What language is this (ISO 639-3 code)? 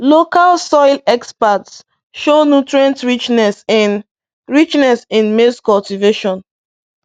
ibo